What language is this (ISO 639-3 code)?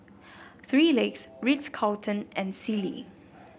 eng